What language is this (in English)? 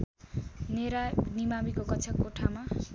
Nepali